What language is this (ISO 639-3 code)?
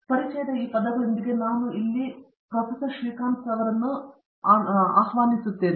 kan